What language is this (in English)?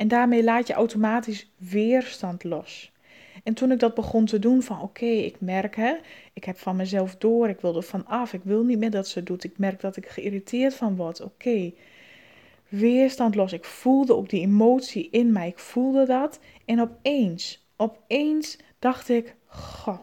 Dutch